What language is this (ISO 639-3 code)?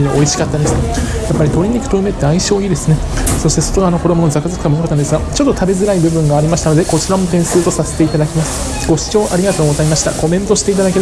jpn